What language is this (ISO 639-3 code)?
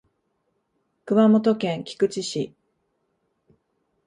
jpn